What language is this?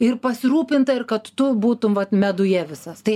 Lithuanian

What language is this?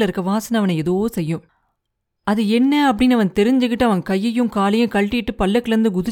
Tamil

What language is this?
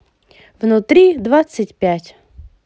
Russian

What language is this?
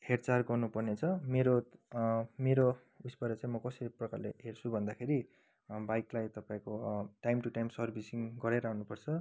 Nepali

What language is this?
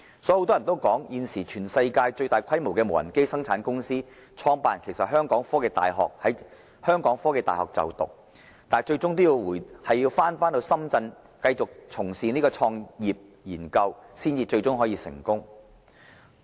Cantonese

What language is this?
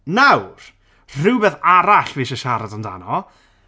Welsh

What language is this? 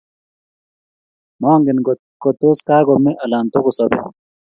Kalenjin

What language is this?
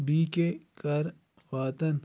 Kashmiri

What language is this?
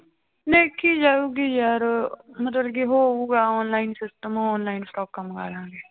Punjabi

